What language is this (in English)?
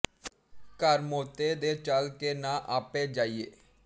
Punjabi